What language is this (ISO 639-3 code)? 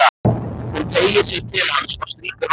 isl